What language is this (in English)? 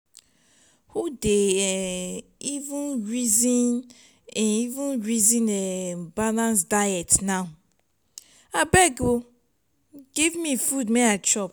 Nigerian Pidgin